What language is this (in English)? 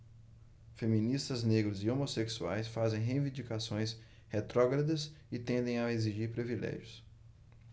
Portuguese